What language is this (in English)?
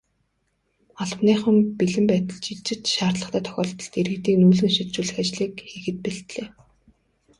Mongolian